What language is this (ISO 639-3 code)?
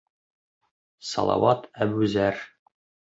bak